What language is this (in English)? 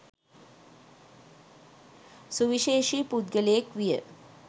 Sinhala